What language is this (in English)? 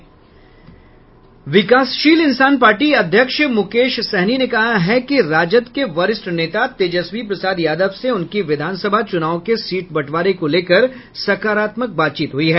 Hindi